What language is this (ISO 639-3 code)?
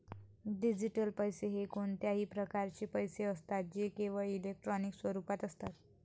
mar